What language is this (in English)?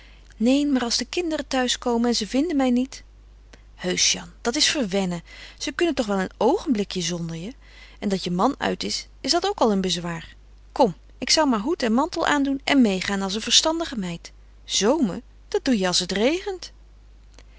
Dutch